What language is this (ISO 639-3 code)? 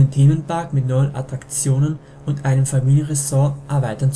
deu